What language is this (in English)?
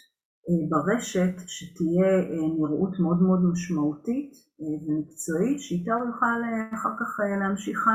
Hebrew